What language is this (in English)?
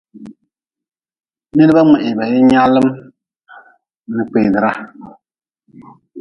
Nawdm